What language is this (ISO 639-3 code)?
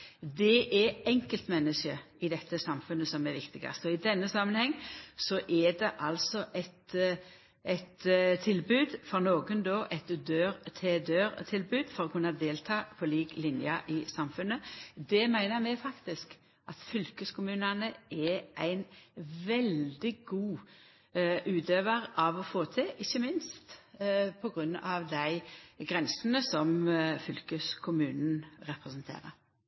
nno